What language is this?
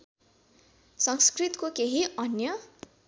Nepali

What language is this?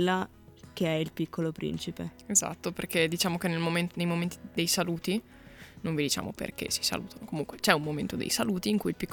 Italian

